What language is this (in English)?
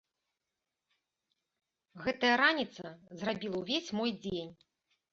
Belarusian